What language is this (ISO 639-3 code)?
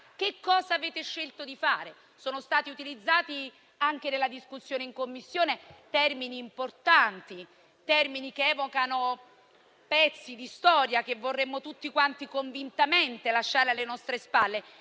ita